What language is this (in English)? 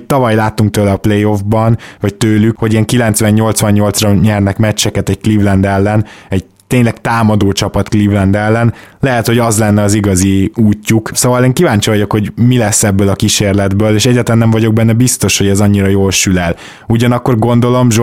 Hungarian